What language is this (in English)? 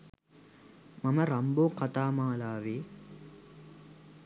Sinhala